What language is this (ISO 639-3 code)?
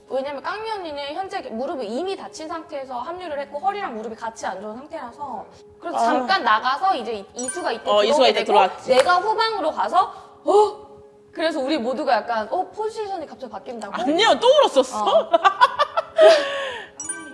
kor